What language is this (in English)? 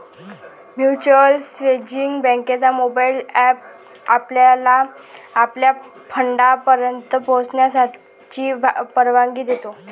Marathi